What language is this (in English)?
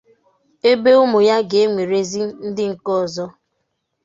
Igbo